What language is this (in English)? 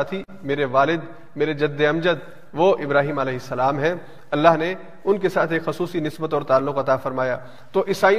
Urdu